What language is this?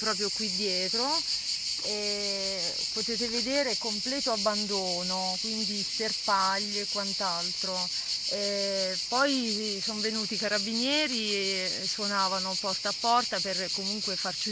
Italian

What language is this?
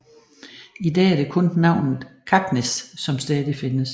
Danish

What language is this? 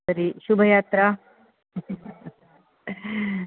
Sanskrit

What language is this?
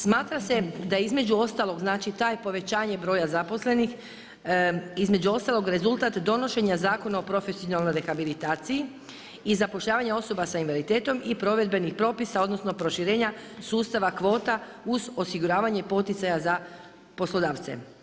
Croatian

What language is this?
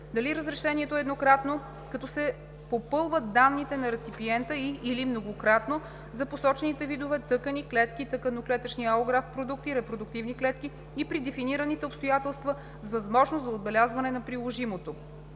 Bulgarian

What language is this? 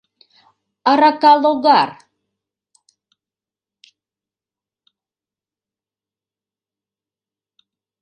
Mari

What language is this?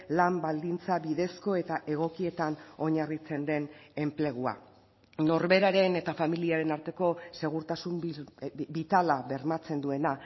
Basque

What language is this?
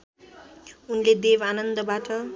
Nepali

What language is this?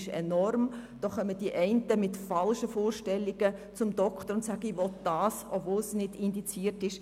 Swiss German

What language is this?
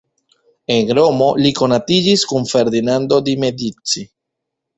Esperanto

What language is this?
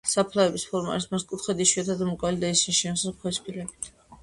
Georgian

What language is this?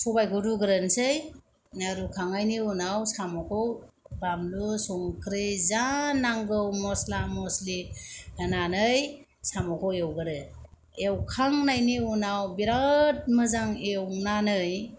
Bodo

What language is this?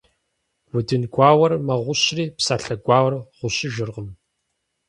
Kabardian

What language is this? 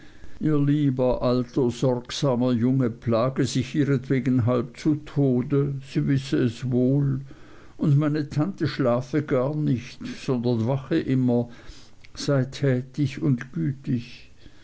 German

